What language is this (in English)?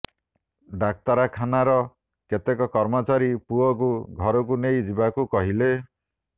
Odia